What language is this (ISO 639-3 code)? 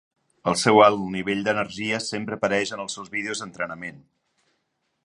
cat